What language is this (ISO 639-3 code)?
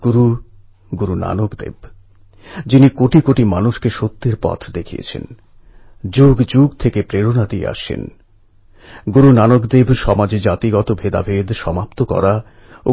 ben